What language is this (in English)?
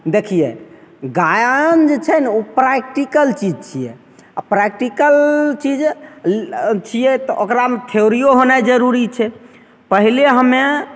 Maithili